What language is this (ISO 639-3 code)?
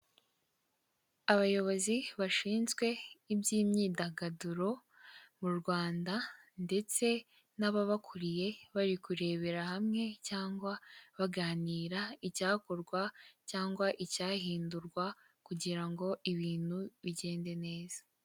kin